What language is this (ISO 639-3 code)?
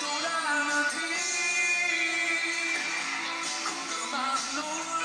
jpn